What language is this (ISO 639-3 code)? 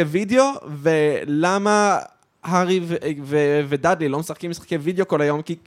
heb